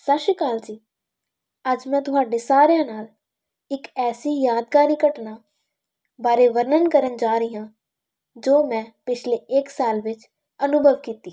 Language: Punjabi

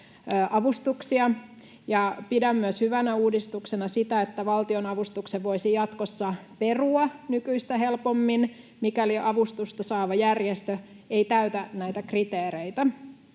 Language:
Finnish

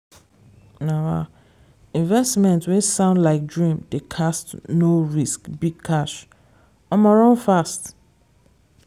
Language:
Nigerian Pidgin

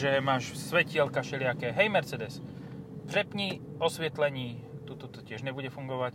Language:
Slovak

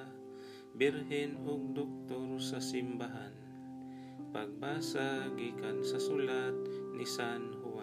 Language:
Filipino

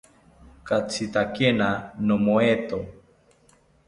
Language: South Ucayali Ashéninka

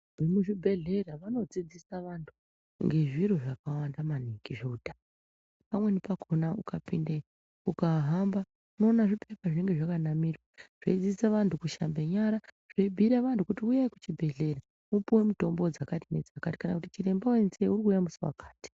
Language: Ndau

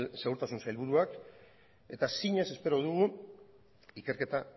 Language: Basque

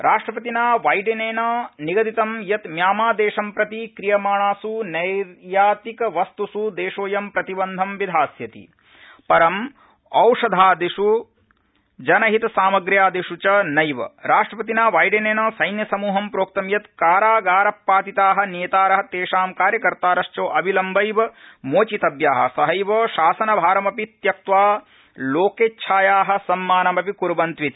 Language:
Sanskrit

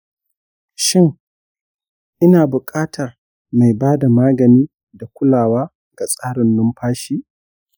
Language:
Hausa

